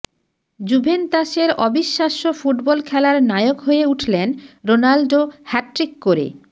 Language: Bangla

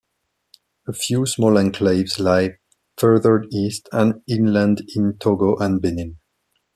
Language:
English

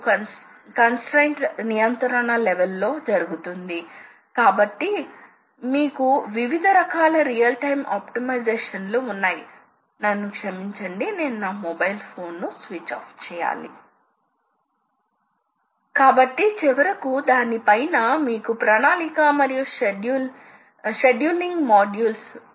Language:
Telugu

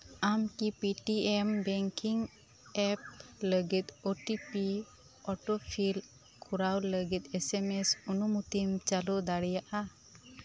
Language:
Santali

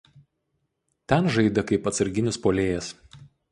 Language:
Lithuanian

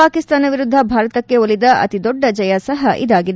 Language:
Kannada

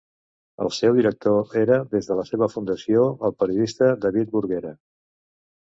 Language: Catalan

